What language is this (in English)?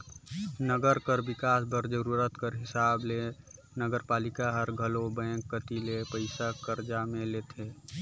Chhattisgarhi